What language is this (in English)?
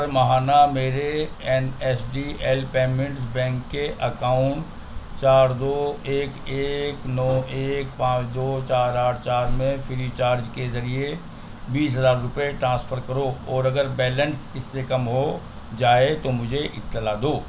Urdu